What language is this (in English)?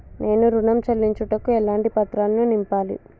Telugu